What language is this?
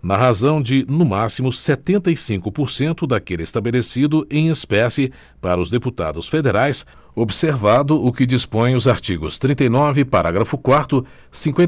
Portuguese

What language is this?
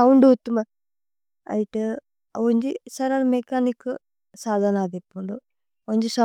Tulu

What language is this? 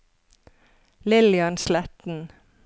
Norwegian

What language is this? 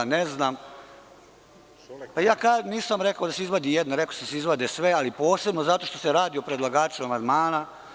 Serbian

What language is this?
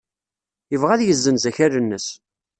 Kabyle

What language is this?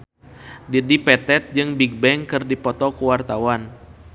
Sundanese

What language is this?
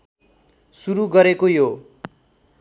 Nepali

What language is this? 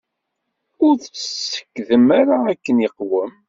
Kabyle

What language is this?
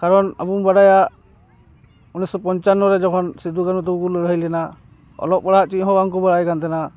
Santali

